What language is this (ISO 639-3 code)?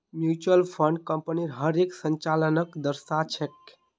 mag